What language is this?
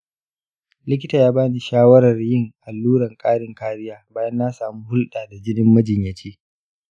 Hausa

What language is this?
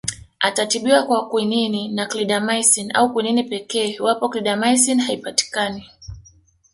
Swahili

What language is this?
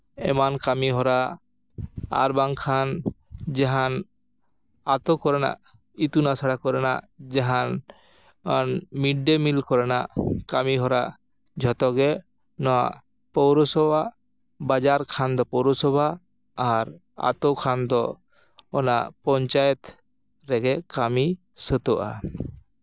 Santali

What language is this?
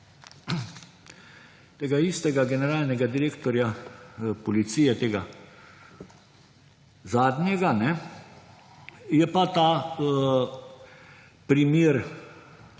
Slovenian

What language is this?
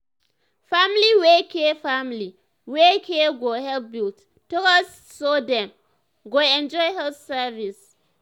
Nigerian Pidgin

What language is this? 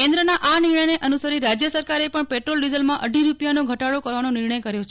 Gujarati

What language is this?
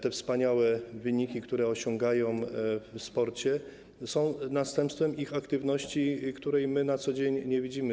Polish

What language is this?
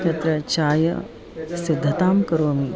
Sanskrit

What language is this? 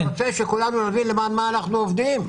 Hebrew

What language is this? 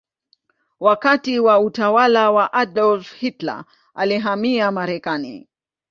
Swahili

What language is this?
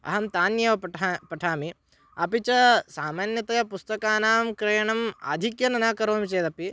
Sanskrit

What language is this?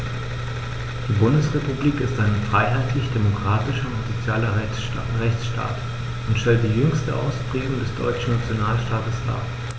German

